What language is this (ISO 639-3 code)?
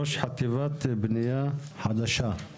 heb